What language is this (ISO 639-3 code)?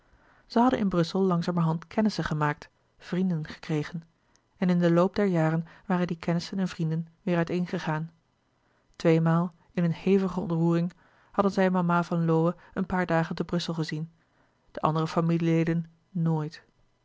nld